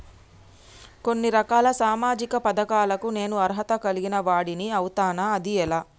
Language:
Telugu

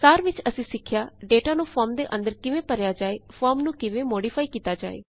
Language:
Punjabi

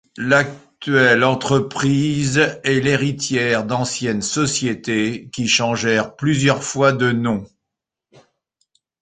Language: French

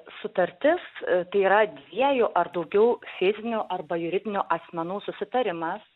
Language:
Lithuanian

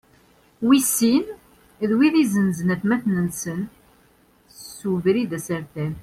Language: Kabyle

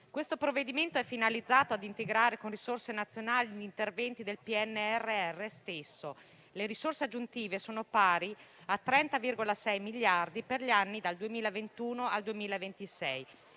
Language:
Italian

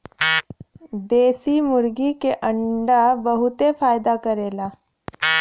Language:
Bhojpuri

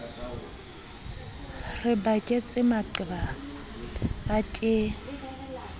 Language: Southern Sotho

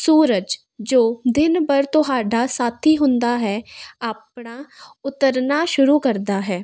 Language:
Punjabi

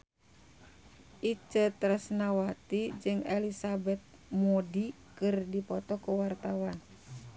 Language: Sundanese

